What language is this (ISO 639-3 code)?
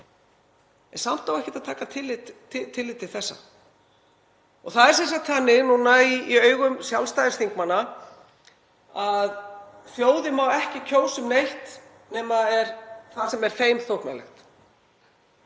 isl